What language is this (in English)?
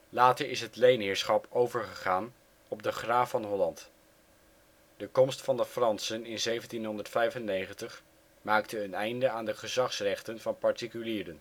Dutch